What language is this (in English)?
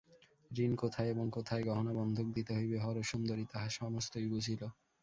Bangla